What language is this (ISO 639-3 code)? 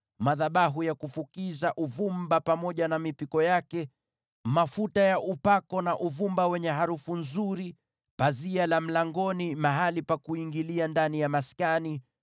swa